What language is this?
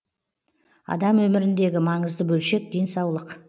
Kazakh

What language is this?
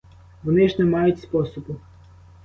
Ukrainian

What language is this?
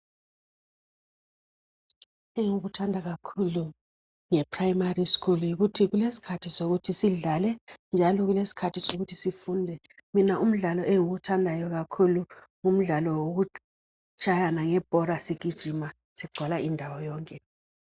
North Ndebele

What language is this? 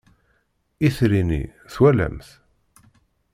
Kabyle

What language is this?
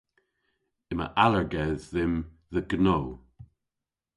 Cornish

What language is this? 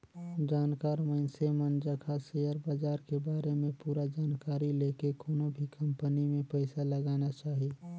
Chhattisgarhi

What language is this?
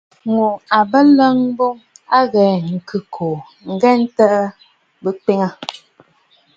Bafut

